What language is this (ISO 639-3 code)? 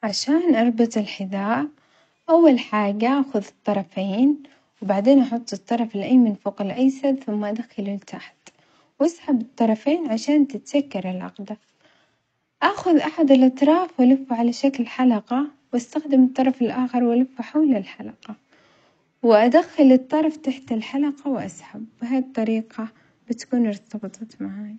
acx